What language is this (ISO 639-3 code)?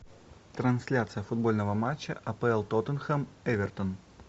rus